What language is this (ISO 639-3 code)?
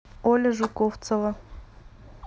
rus